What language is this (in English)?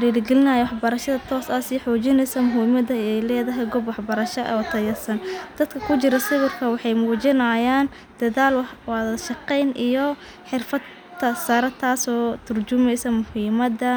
Somali